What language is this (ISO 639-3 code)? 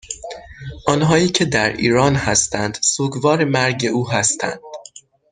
fas